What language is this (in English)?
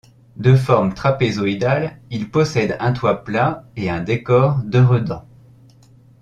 French